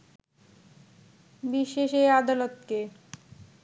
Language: Bangla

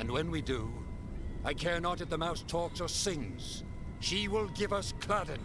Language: Spanish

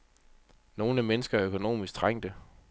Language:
Danish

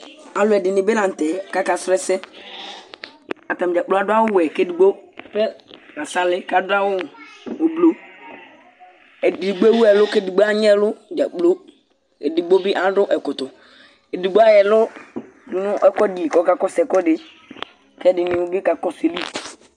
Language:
Ikposo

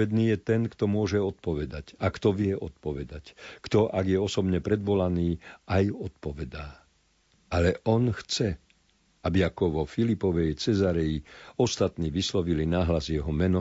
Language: Slovak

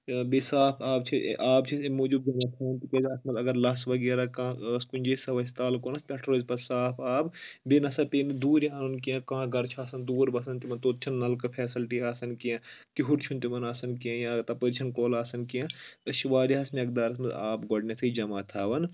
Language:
Kashmiri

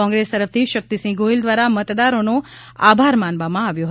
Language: Gujarati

